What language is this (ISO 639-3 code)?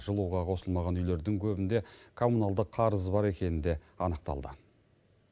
kaz